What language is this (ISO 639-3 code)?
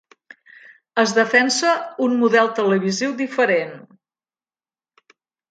cat